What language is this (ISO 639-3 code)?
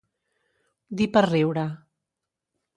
cat